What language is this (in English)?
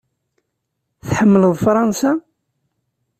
Kabyle